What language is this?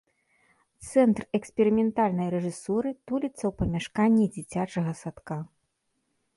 Belarusian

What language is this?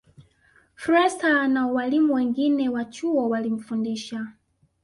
Swahili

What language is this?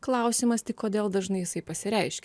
Lithuanian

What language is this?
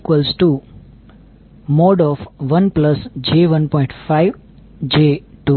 Gujarati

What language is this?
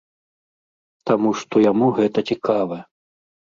Belarusian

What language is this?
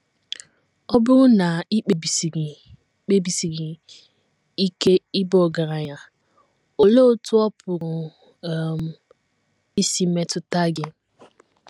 Igbo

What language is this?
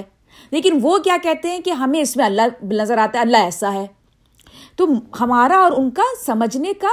Urdu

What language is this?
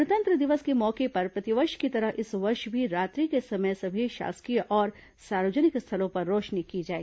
Hindi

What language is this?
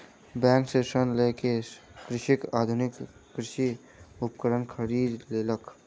Maithili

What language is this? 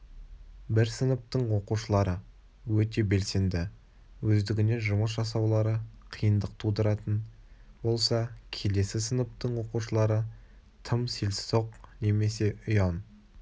Kazakh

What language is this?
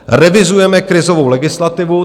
Czech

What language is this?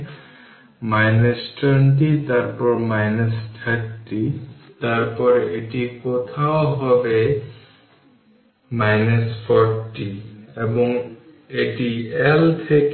Bangla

